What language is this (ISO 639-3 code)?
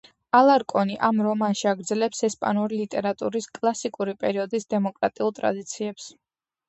kat